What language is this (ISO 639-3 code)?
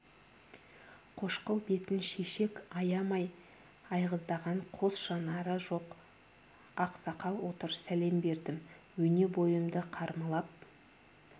kaz